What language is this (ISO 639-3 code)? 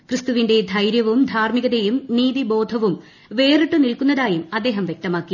mal